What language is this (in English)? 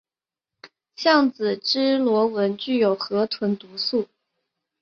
Chinese